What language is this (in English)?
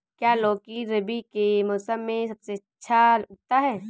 Hindi